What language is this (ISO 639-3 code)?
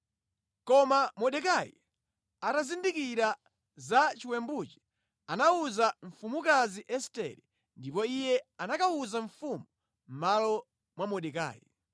nya